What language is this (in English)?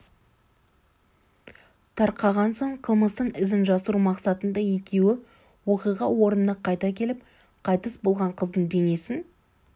Kazakh